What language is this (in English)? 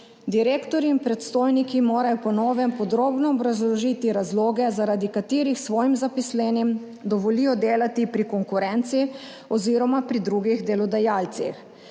Slovenian